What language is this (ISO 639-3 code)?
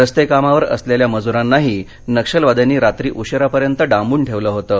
mar